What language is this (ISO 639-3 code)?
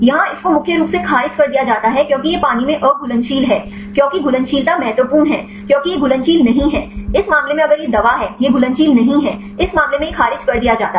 hin